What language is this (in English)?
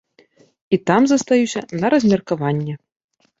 Belarusian